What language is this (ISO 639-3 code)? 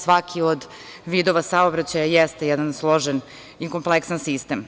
srp